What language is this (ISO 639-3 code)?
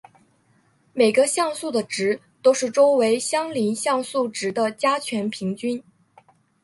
zho